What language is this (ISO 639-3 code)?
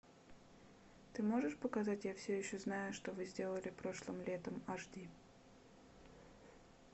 rus